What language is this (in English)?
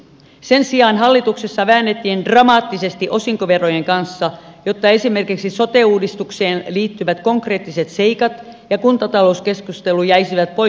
Finnish